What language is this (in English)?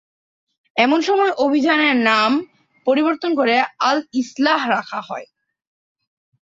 Bangla